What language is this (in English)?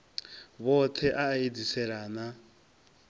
Venda